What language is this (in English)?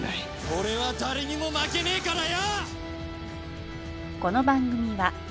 Japanese